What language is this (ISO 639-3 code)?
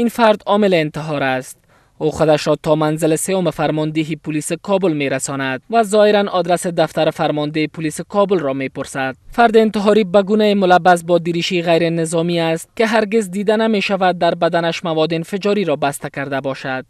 fas